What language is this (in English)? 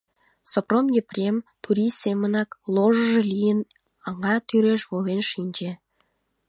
Mari